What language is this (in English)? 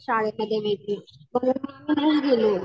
Marathi